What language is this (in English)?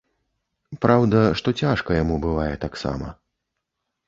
Belarusian